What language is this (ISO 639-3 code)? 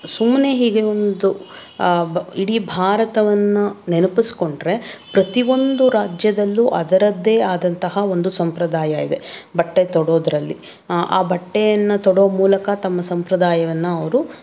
kan